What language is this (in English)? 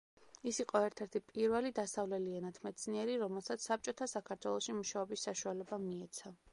Georgian